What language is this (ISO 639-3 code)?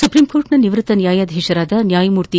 kan